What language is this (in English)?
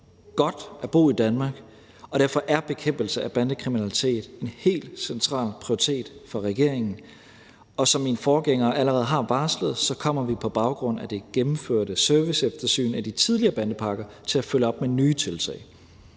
Danish